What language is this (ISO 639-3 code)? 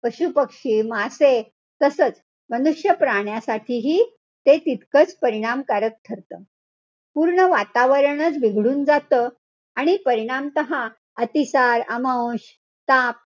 mar